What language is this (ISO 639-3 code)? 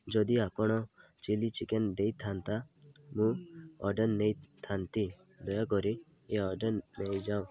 ori